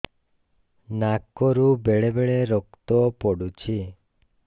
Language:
Odia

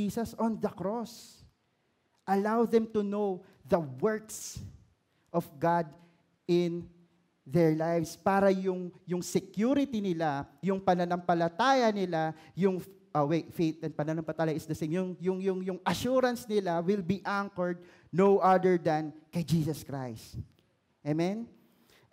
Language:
Filipino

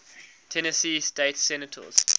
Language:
English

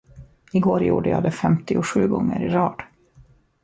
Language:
Swedish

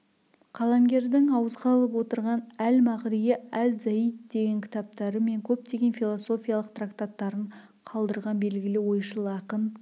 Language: Kazakh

